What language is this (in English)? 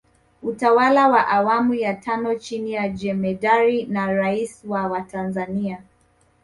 Swahili